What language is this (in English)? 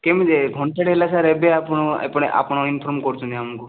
Odia